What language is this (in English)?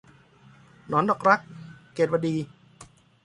Thai